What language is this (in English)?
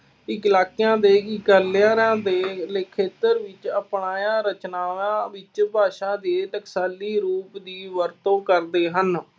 Punjabi